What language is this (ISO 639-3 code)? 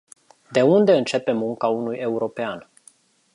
ron